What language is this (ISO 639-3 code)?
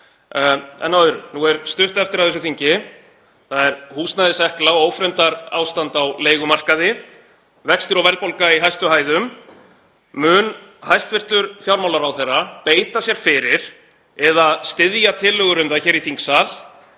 isl